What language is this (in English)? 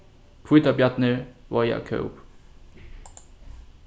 Faroese